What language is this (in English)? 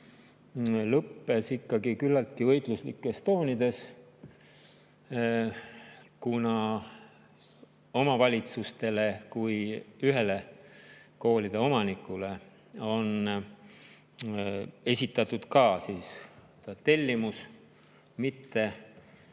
Estonian